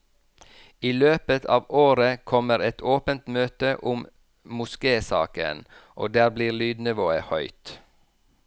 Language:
Norwegian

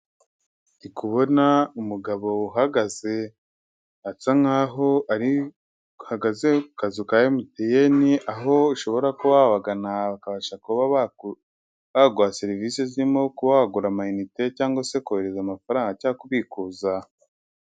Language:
Kinyarwanda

